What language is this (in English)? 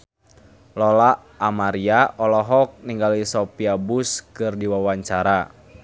Sundanese